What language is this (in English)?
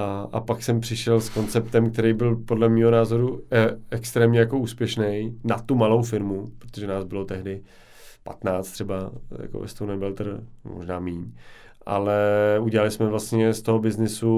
Czech